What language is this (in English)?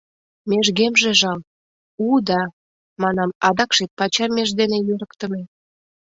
Mari